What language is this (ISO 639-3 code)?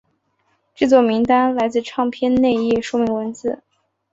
zho